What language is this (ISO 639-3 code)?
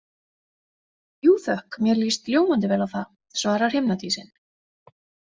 isl